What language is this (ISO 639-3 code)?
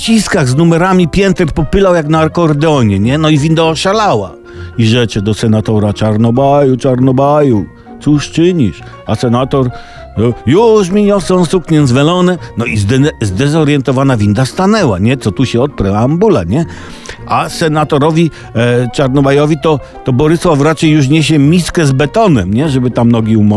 pol